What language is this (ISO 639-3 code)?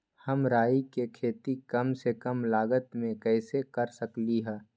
mag